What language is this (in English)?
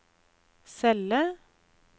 Norwegian